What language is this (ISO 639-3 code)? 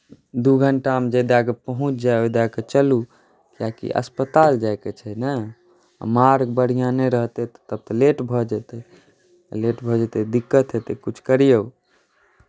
mai